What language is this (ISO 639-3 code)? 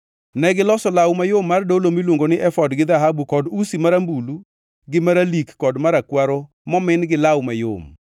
luo